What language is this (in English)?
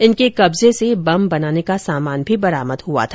Hindi